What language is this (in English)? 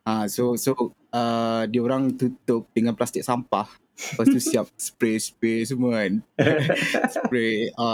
Malay